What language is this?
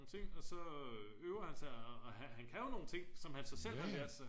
Danish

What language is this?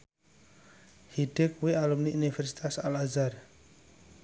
Javanese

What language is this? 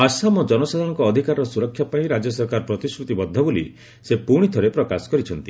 Odia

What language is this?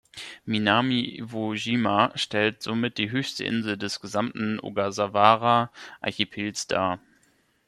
German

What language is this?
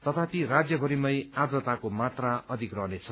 Nepali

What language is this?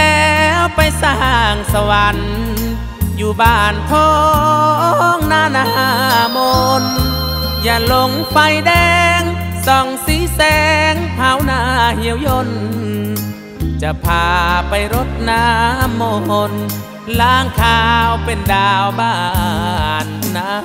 Thai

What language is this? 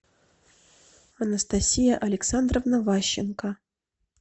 Russian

